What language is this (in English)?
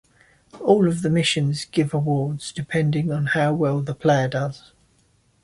English